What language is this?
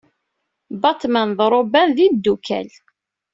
Kabyle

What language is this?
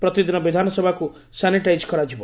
Odia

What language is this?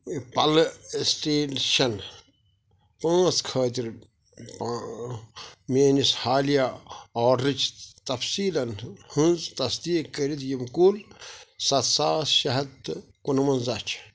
Kashmiri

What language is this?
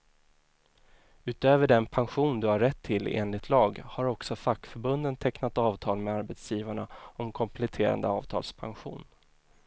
Swedish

